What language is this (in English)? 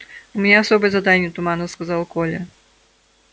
Russian